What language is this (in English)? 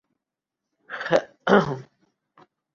Urdu